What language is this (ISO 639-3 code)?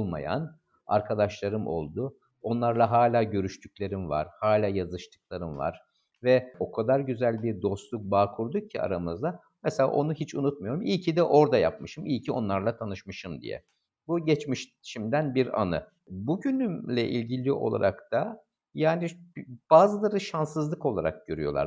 tur